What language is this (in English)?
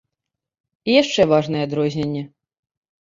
Belarusian